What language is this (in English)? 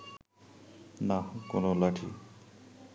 Bangla